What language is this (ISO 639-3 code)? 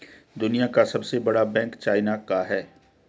hin